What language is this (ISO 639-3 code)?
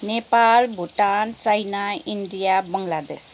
nep